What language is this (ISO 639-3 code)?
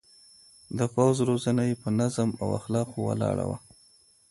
pus